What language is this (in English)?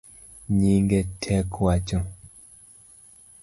Luo (Kenya and Tanzania)